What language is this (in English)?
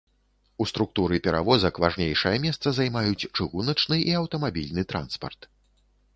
Belarusian